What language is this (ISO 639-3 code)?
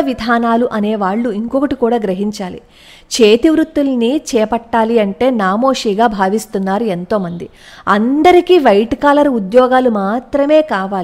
tel